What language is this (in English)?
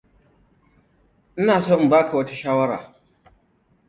Hausa